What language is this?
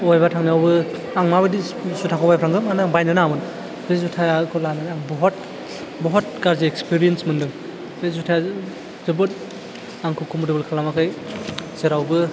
Bodo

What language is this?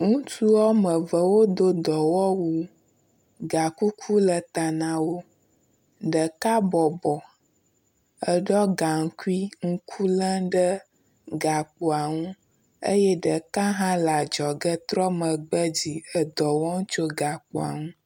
Ewe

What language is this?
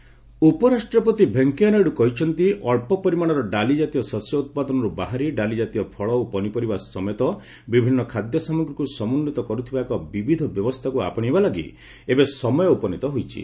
Odia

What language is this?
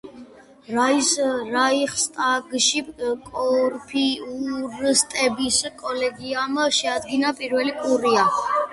Georgian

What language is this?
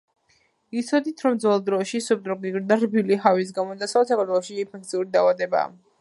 Georgian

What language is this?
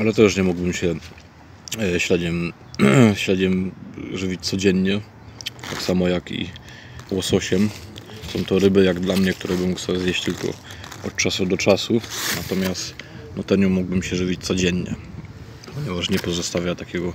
Polish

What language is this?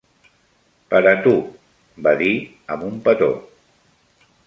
Catalan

